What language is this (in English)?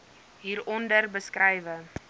Afrikaans